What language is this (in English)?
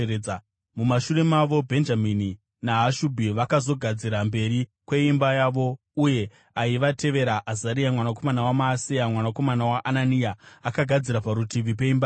Shona